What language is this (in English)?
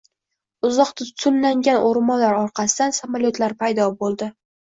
Uzbek